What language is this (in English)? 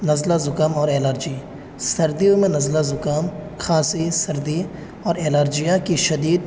Urdu